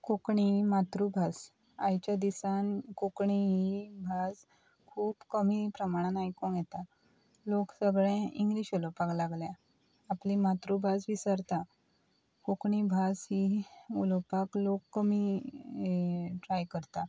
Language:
Konkani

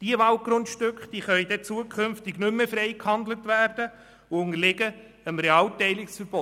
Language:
Swiss German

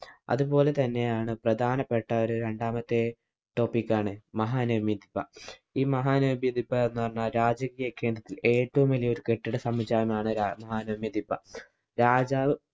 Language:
Malayalam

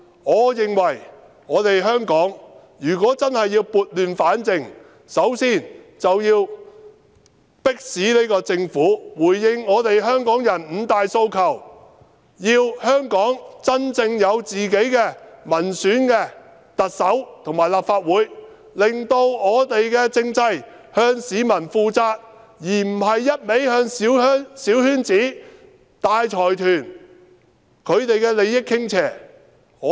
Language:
Cantonese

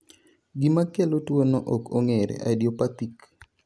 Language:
Luo (Kenya and Tanzania)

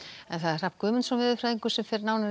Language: Icelandic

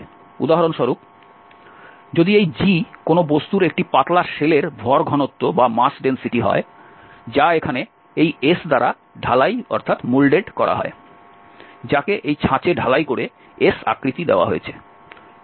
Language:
Bangla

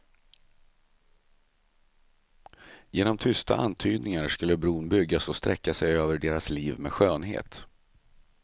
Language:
Swedish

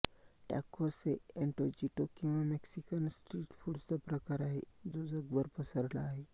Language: Marathi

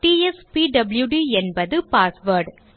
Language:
Tamil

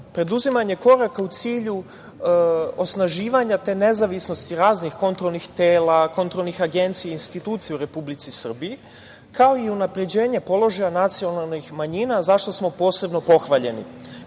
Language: Serbian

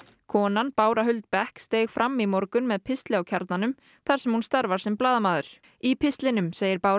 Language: Icelandic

